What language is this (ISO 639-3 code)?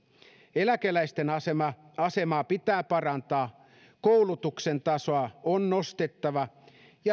fin